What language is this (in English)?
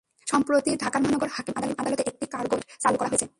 Bangla